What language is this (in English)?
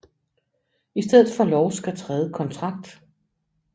Danish